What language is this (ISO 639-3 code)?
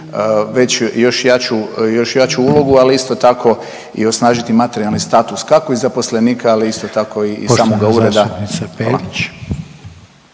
hrv